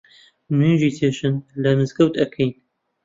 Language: Central Kurdish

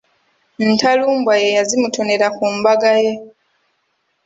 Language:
Ganda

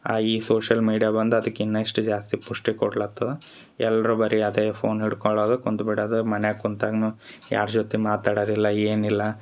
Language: Kannada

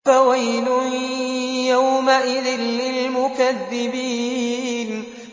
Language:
Arabic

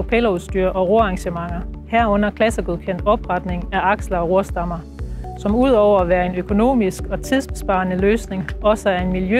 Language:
Danish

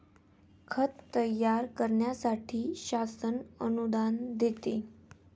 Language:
Marathi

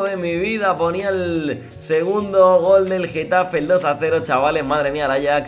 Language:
Spanish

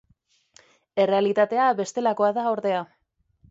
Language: Basque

